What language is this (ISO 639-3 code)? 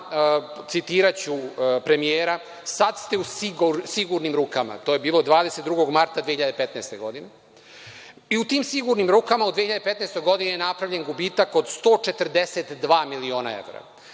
srp